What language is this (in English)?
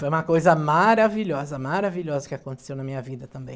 Portuguese